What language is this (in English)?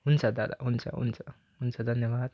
Nepali